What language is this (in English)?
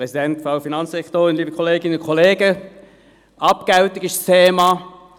Swiss German